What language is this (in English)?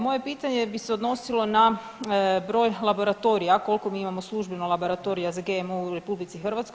Croatian